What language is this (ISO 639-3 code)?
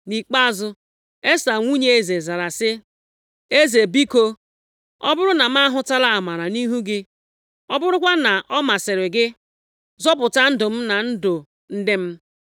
ibo